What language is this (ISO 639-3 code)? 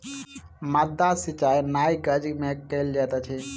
mai